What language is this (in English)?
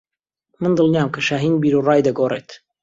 Central Kurdish